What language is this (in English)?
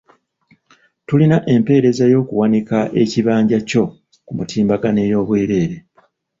Ganda